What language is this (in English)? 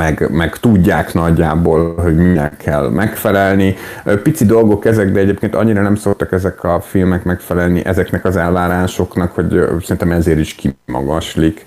Hungarian